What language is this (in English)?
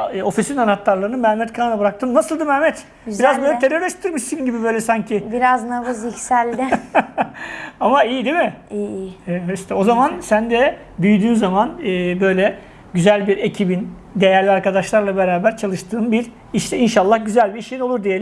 Turkish